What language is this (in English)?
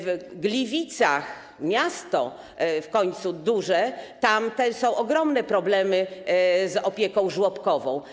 Polish